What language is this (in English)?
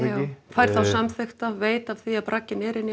Icelandic